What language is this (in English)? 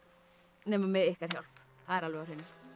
Icelandic